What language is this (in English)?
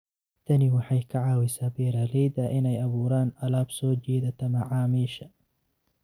Somali